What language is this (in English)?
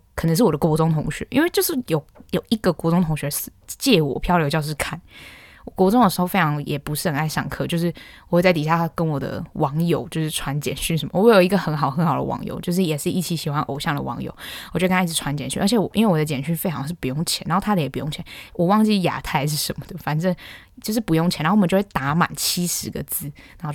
Chinese